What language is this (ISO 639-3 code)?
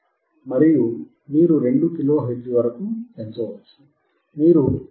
tel